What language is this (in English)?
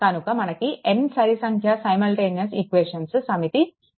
Telugu